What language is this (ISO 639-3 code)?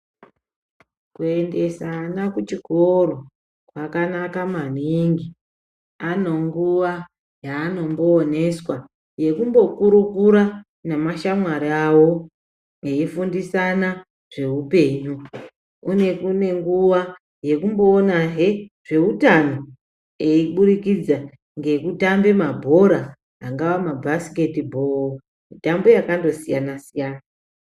ndc